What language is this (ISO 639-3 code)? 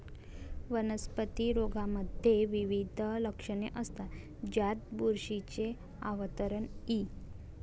mar